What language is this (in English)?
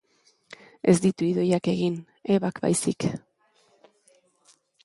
Basque